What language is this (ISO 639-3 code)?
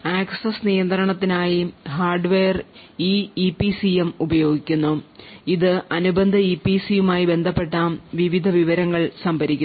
mal